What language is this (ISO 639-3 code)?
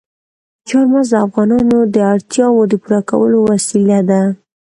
pus